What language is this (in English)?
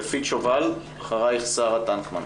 Hebrew